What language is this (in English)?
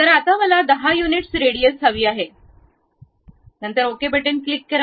Marathi